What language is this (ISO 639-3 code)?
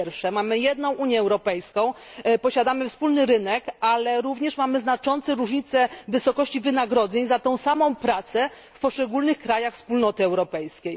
pol